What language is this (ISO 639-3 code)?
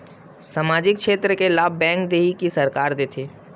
hne